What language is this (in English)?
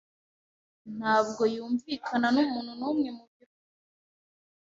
Kinyarwanda